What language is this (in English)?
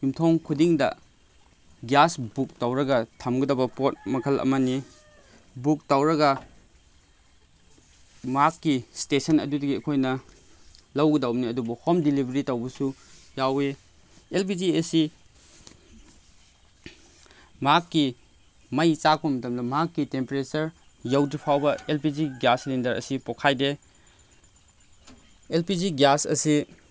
Manipuri